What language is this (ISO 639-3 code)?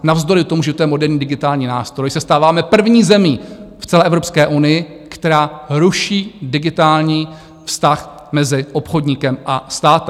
ces